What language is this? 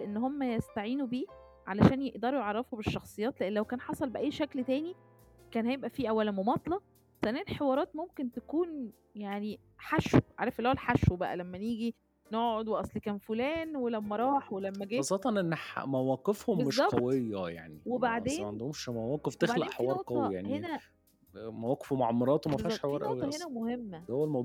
Arabic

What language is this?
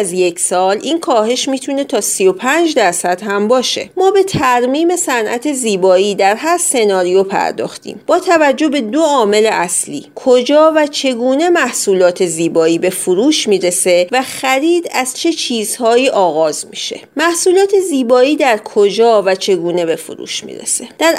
Persian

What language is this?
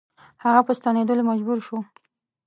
Pashto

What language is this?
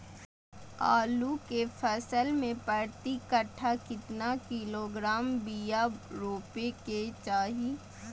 Magahi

